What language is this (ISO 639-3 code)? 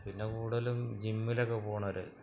mal